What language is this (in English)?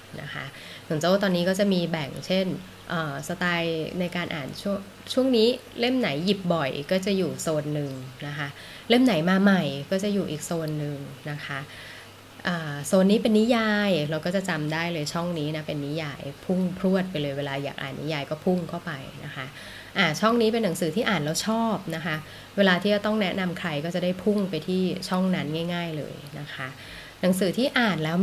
Thai